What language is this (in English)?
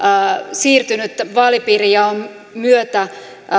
Finnish